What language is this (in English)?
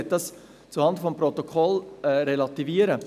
Swiss German